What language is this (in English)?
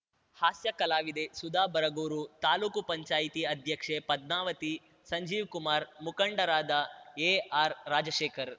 Kannada